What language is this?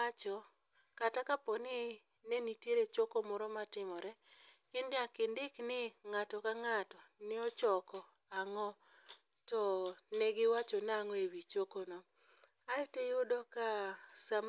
Luo (Kenya and Tanzania)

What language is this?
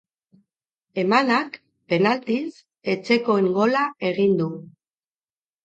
Basque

